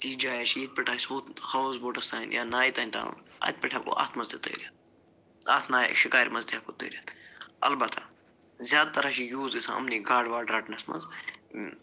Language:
Kashmiri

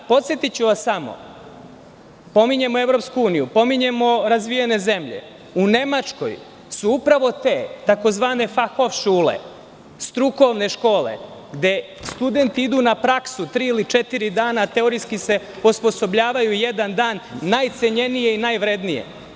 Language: Serbian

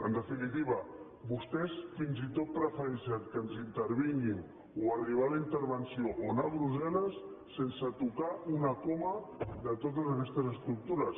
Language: Catalan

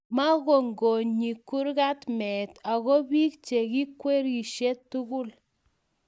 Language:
Kalenjin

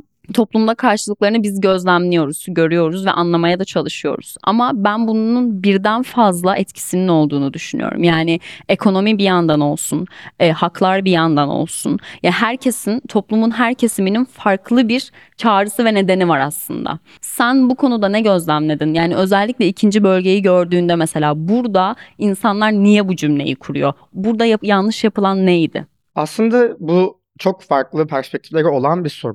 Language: Turkish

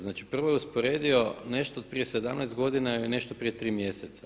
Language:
Croatian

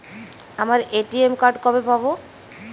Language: Bangla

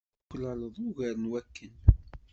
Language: Kabyle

